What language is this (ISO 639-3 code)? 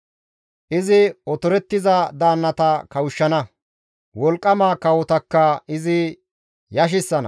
gmv